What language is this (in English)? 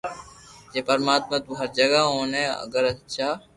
Loarki